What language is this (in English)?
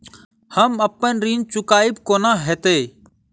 Maithili